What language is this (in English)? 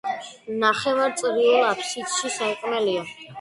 Georgian